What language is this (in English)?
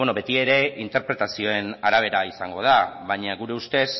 Basque